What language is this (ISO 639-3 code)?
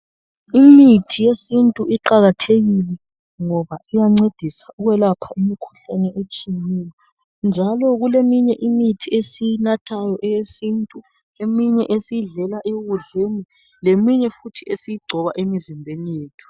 nde